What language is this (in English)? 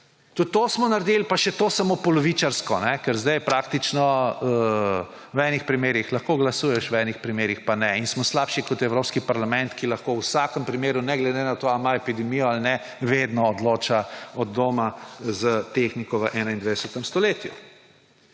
Slovenian